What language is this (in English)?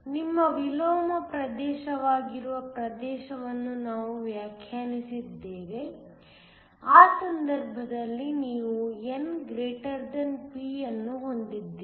Kannada